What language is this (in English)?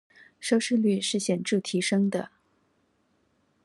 Chinese